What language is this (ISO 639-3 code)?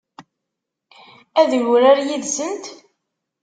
kab